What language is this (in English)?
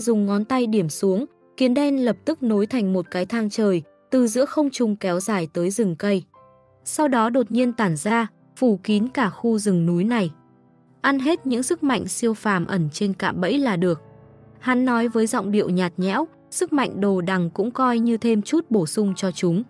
Vietnamese